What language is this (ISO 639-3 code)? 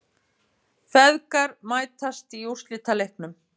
isl